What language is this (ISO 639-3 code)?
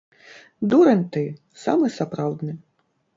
bel